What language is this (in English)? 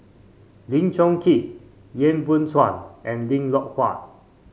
English